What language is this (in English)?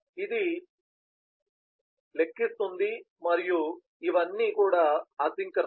Telugu